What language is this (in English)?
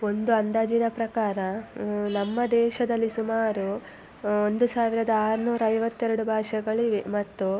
Kannada